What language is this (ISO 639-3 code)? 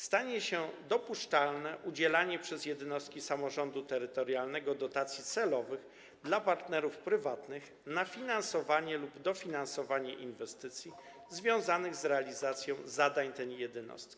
pol